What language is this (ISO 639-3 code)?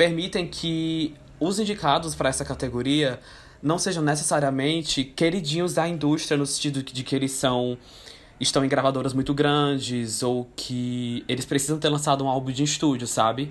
por